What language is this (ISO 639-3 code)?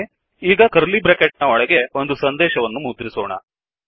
kan